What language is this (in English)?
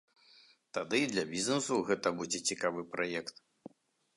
Belarusian